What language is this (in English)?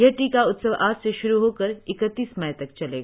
Hindi